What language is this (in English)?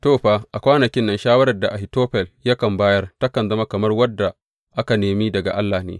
Hausa